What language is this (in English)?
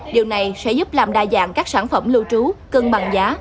Vietnamese